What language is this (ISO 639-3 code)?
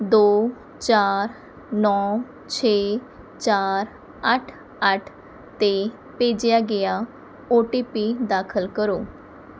pan